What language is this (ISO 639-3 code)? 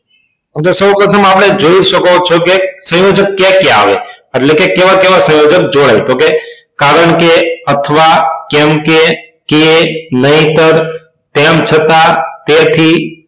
guj